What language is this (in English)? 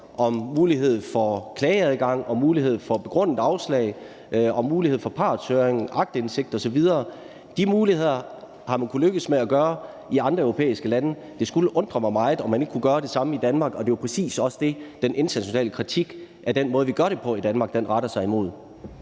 Danish